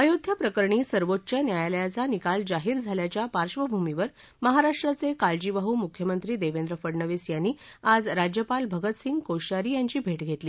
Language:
Marathi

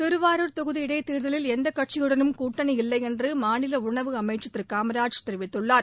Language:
Tamil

